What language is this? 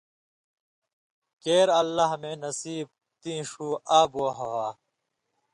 Indus Kohistani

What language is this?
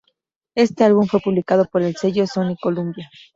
Spanish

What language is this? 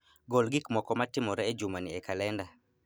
Luo (Kenya and Tanzania)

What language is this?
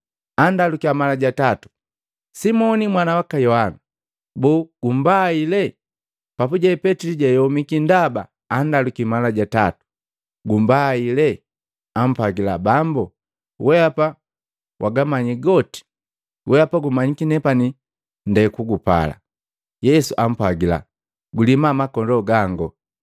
Matengo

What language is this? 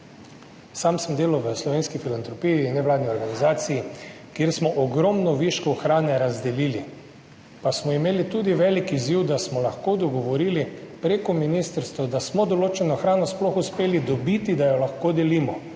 Slovenian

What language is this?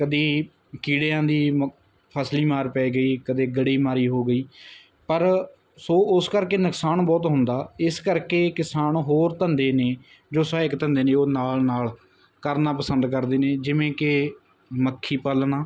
Punjabi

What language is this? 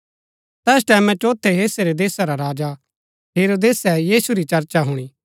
Gaddi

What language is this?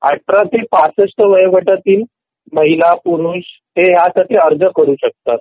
Marathi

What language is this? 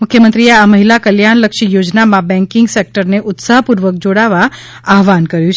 Gujarati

